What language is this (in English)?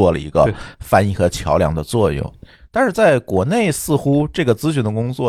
Chinese